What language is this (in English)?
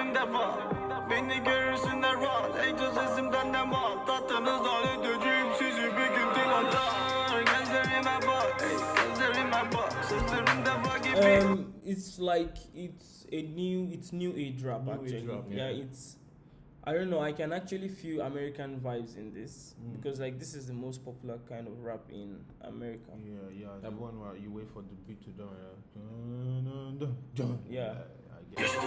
Turkish